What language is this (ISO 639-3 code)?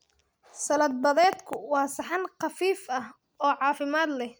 som